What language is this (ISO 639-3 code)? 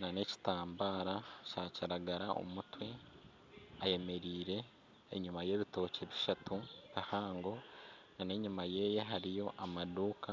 nyn